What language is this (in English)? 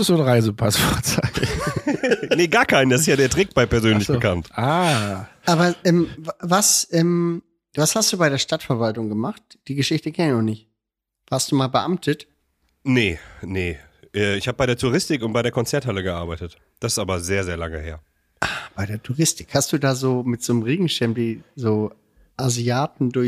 German